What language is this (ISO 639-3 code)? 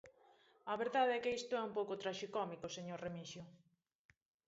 glg